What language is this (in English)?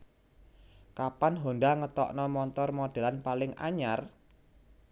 Javanese